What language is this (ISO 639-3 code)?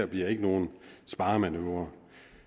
dan